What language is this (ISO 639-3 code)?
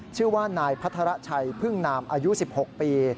tha